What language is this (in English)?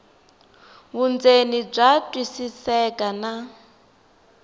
Tsonga